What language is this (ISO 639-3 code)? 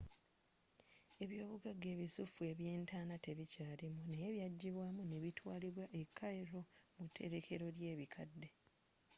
lug